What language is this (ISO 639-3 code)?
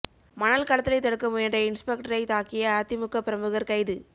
tam